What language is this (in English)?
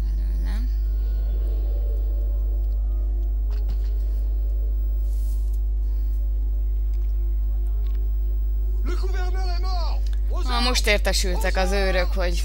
Hungarian